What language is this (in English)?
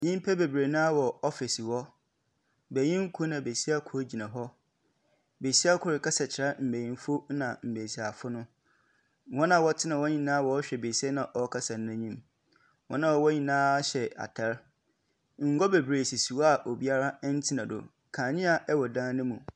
Akan